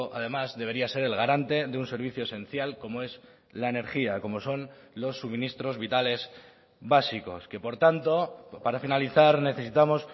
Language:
Spanish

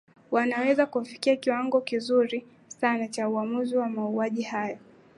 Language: Swahili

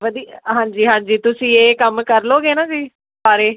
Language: Punjabi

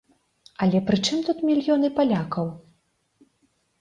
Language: Belarusian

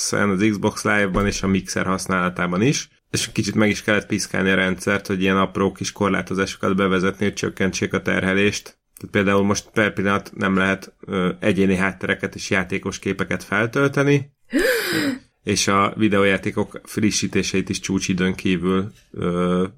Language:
Hungarian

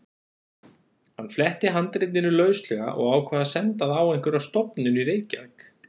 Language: Icelandic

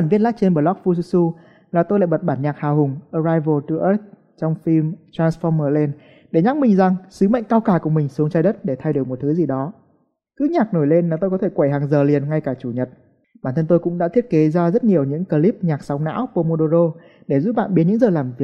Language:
Vietnamese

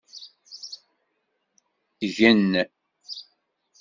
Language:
Kabyle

